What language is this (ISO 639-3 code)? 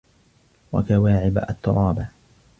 ara